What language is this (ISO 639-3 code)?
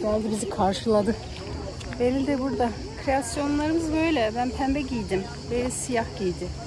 tur